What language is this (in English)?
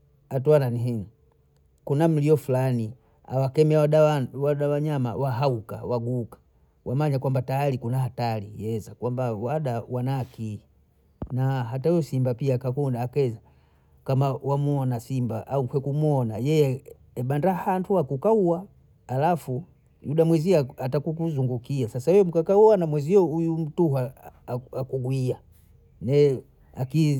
Bondei